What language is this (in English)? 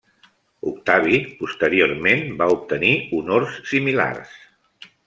Catalan